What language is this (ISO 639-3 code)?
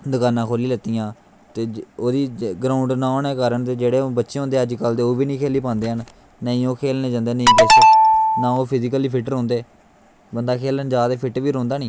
doi